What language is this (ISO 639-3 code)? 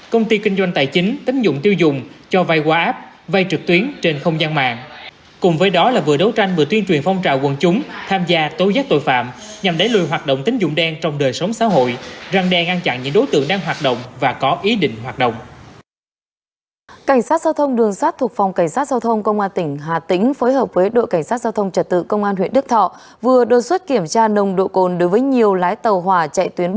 vie